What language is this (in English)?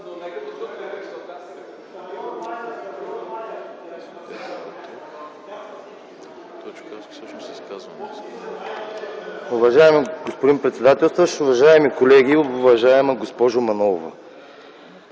Bulgarian